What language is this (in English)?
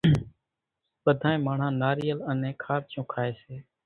Kachi Koli